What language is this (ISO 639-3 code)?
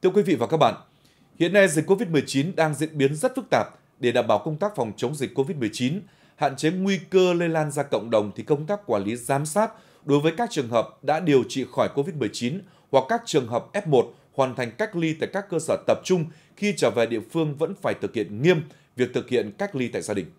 vie